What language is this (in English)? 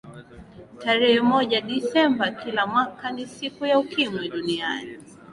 Swahili